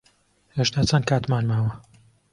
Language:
Central Kurdish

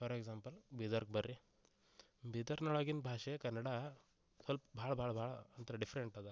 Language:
Kannada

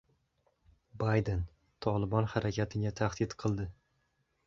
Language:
Uzbek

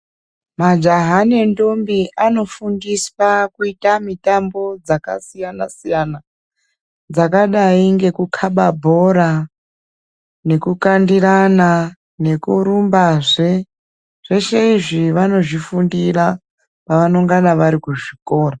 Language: Ndau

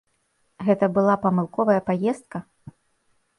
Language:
Belarusian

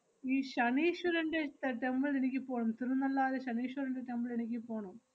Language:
Malayalam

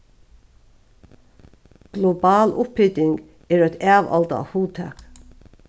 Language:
Faroese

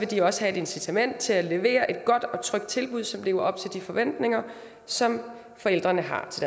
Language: Danish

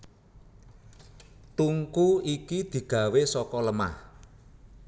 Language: Javanese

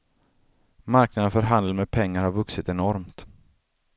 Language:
Swedish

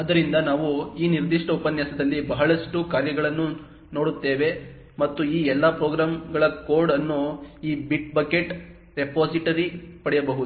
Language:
Kannada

